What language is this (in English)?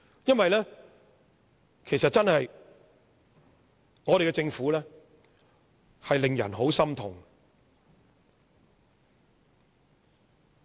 Cantonese